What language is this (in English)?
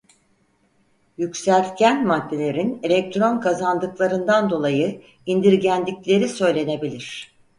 Turkish